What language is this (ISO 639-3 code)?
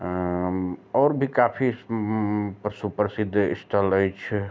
mai